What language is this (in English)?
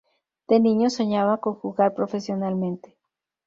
Spanish